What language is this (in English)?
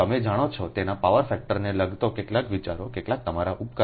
Gujarati